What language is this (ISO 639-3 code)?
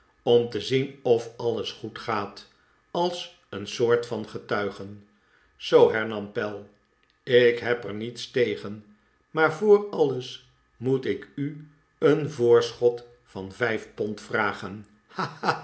nld